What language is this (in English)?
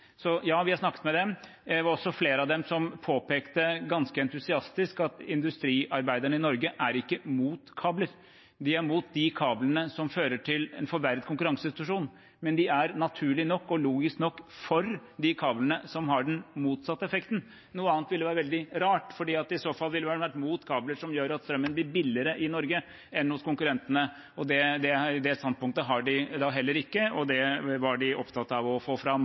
Norwegian Bokmål